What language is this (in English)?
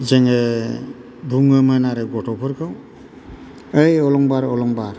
Bodo